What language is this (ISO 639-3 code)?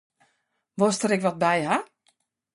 fry